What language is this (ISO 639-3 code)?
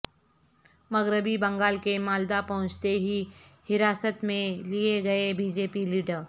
urd